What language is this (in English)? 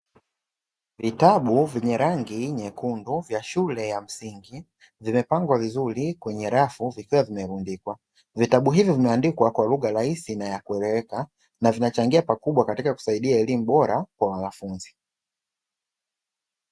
Swahili